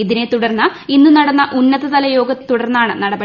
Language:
Malayalam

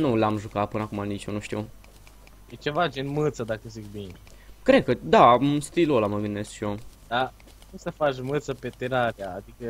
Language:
Romanian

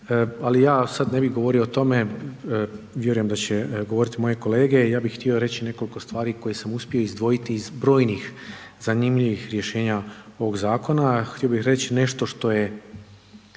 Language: Croatian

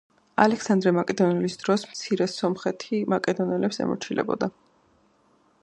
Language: Georgian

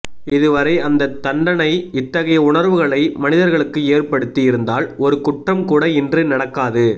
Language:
Tamil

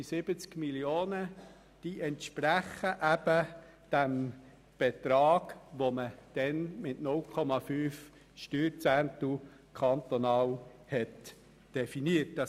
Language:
Swiss German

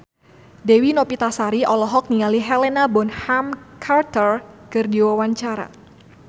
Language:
Sundanese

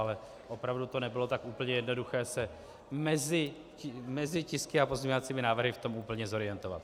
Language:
Czech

